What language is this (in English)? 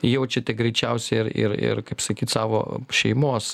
Lithuanian